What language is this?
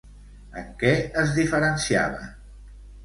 Catalan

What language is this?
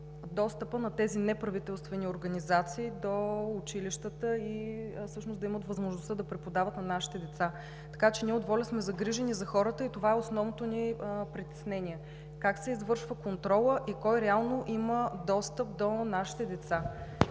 Bulgarian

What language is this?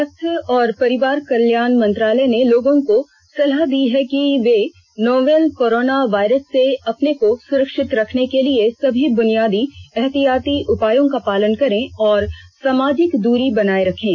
Hindi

